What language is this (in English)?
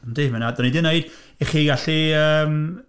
Welsh